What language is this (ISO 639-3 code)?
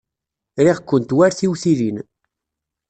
kab